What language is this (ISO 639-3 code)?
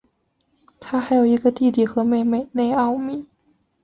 zho